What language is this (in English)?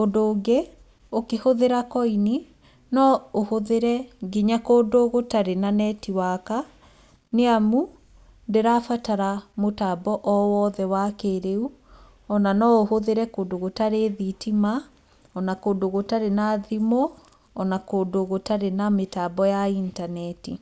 Kikuyu